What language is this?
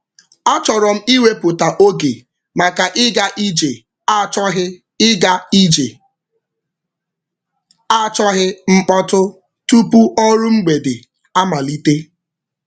Igbo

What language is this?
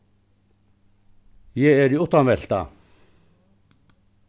Faroese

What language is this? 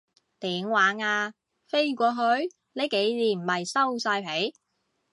Cantonese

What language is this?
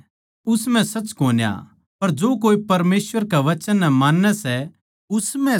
Haryanvi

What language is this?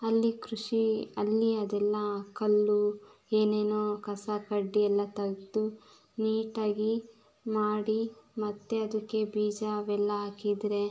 Kannada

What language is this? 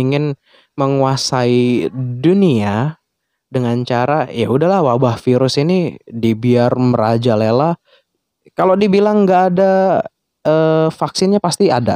Indonesian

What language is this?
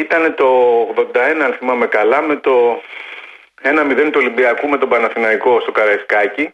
Greek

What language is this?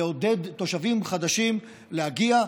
Hebrew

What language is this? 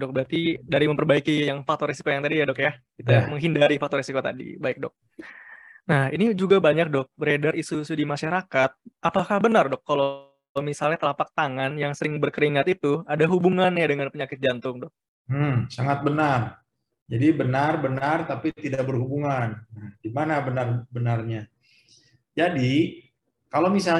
Indonesian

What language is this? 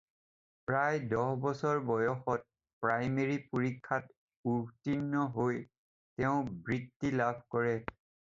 Assamese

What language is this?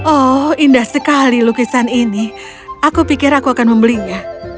Indonesian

